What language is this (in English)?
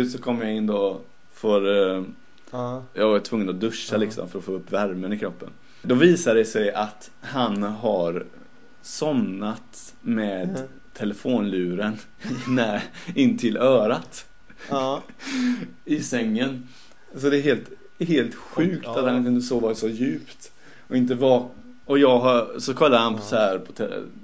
Swedish